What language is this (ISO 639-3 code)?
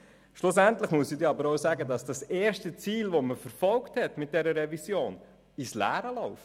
gsw